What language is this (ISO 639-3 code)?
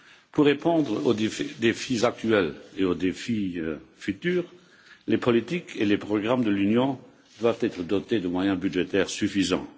fra